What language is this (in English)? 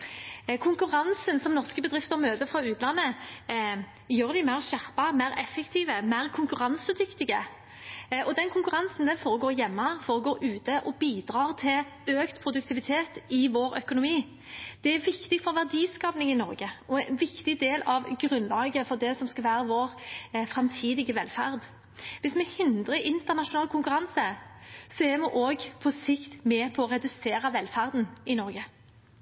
Norwegian Bokmål